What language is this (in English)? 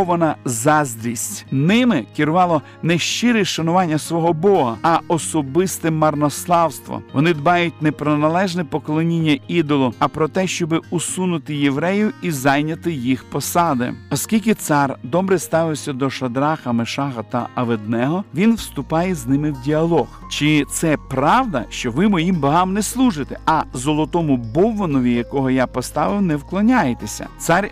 Ukrainian